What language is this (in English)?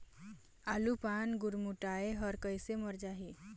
Chhattisgarhi